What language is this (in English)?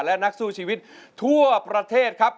Thai